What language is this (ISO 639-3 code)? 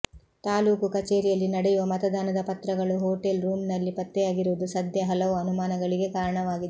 kan